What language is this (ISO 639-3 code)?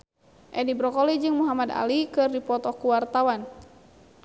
sun